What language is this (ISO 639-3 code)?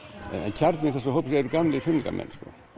isl